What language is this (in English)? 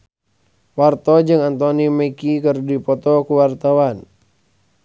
Sundanese